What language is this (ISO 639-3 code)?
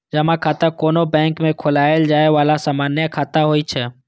mai